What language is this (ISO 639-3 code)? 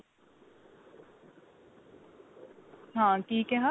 pan